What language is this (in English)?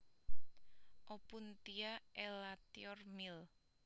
Javanese